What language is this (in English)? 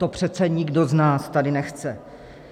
Czech